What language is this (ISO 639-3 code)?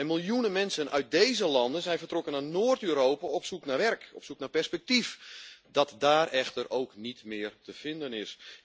nld